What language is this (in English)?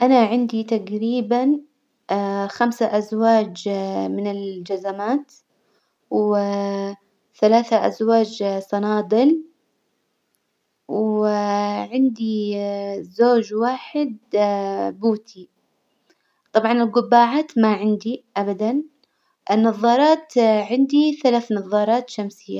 Hijazi Arabic